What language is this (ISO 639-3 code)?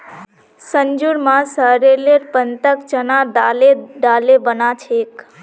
mag